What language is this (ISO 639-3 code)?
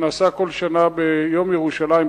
heb